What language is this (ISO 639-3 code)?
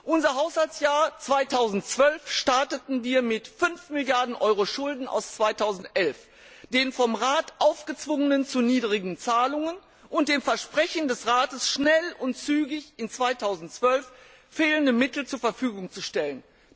deu